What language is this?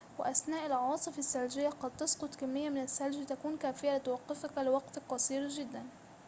Arabic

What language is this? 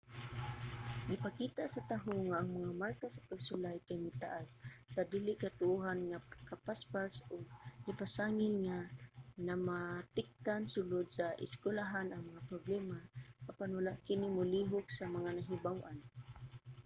Cebuano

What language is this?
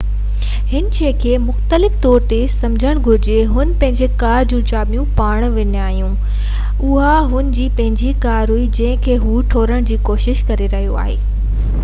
Sindhi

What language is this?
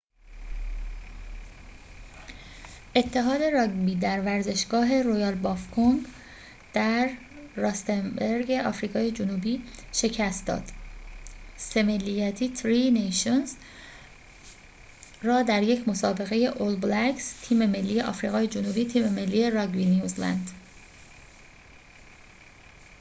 Persian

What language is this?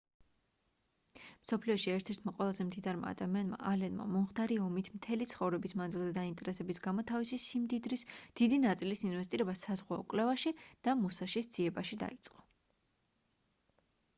Georgian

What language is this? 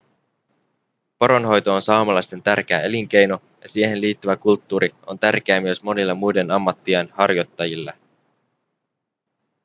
Finnish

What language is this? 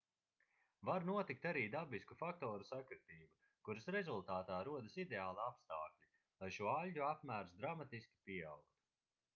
Latvian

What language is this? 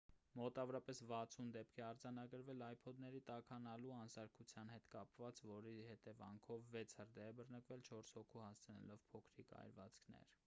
Armenian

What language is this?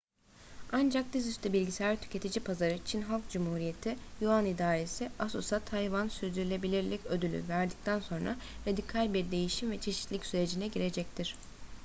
Turkish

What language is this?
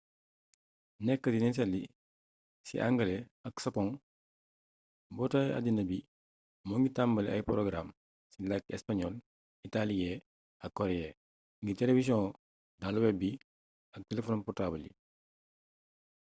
Wolof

